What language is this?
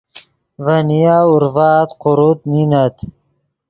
Yidgha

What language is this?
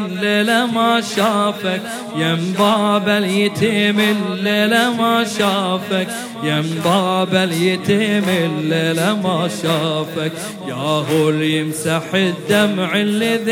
Arabic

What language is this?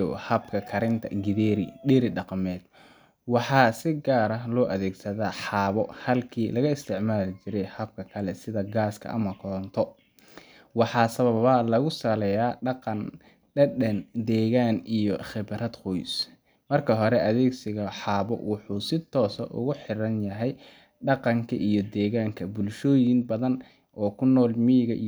Somali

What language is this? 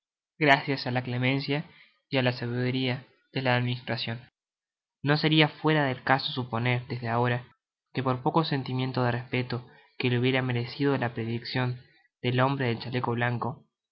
Spanish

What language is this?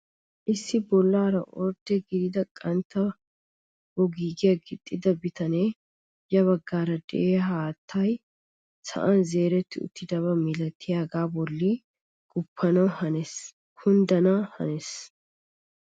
Wolaytta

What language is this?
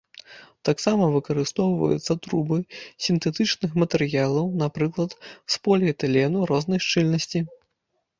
Belarusian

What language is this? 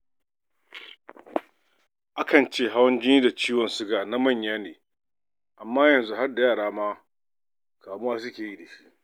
Hausa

